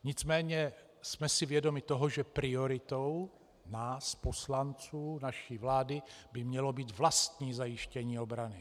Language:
Czech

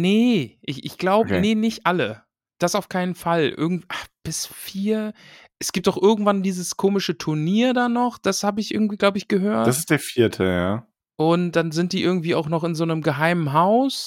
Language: German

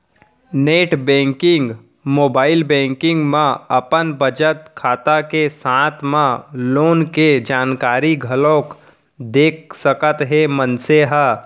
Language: Chhattisgarhi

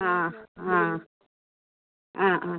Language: Malayalam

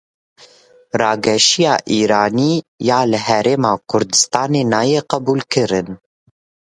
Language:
Kurdish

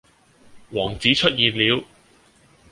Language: Cantonese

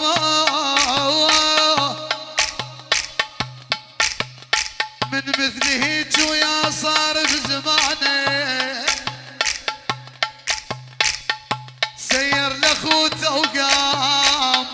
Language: Arabic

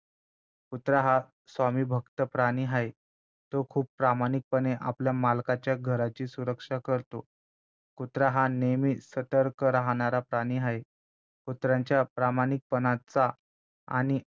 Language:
Marathi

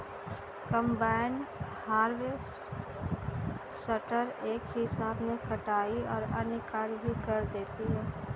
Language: Hindi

